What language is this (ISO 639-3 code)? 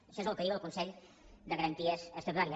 cat